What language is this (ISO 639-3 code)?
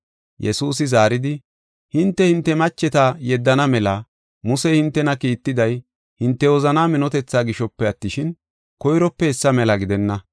gof